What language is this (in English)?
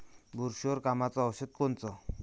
Marathi